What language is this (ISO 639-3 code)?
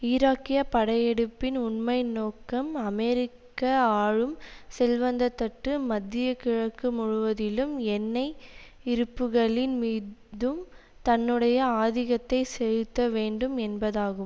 tam